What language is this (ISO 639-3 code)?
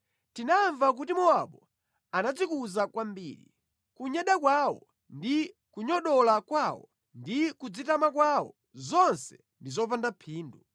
nya